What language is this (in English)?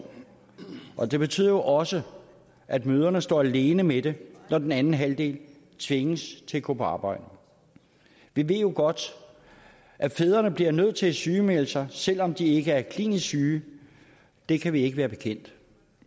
Danish